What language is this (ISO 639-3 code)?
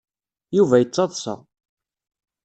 kab